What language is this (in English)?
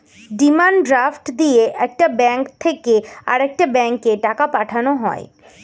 Bangla